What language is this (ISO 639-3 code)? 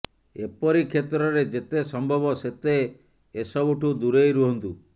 ori